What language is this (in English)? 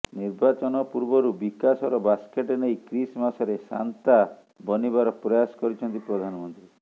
Odia